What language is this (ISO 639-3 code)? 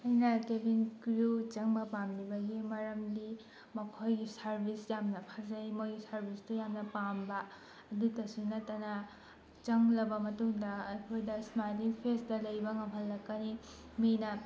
mni